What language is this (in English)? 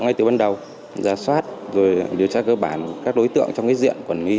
Vietnamese